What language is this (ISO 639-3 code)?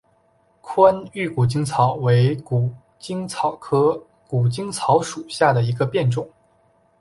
zho